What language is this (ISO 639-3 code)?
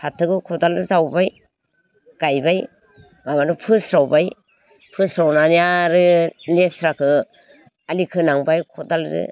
brx